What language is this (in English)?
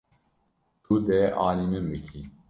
Kurdish